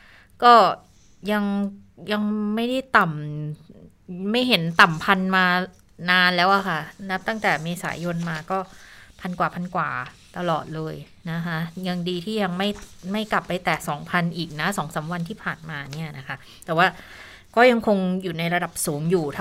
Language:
Thai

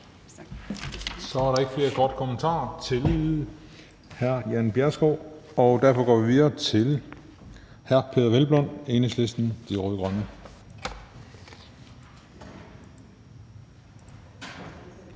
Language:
Danish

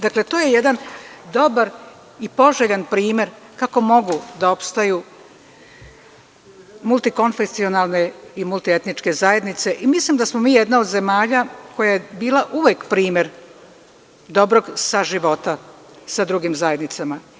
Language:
Serbian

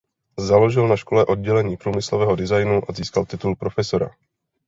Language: Czech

